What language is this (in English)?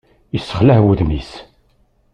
Kabyle